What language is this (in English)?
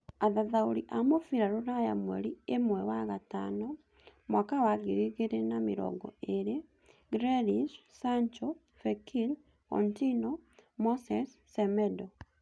Kikuyu